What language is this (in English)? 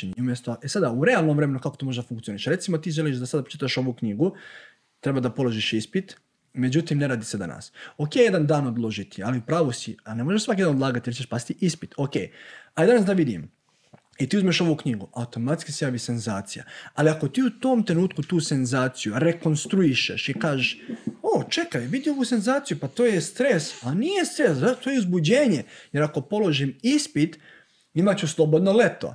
Croatian